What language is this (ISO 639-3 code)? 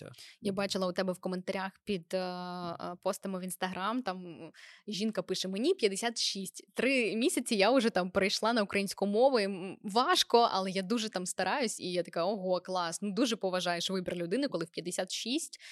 ukr